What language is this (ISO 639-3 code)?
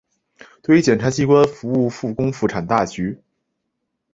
zho